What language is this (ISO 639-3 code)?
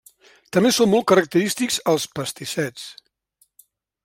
cat